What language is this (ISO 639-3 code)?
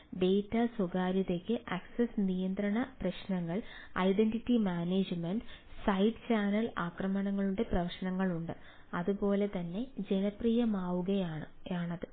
mal